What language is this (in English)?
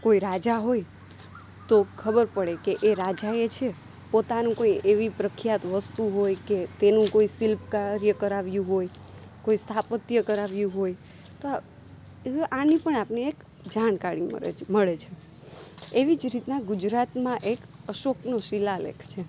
Gujarati